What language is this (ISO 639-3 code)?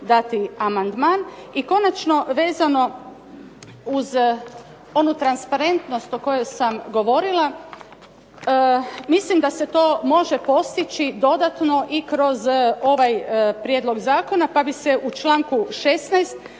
hrv